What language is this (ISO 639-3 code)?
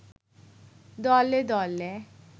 ben